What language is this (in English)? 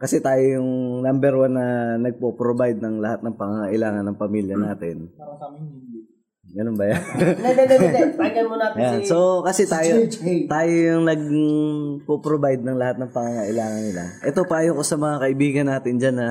Filipino